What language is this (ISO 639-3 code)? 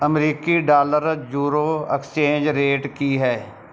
pan